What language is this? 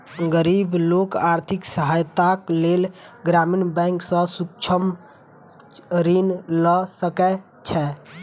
Maithili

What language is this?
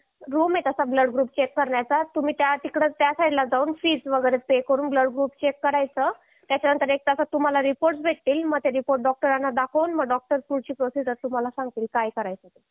Marathi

